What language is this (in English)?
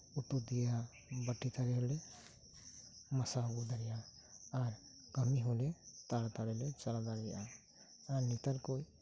Santali